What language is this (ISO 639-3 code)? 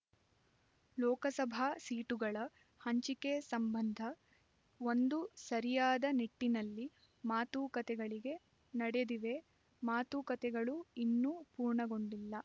kan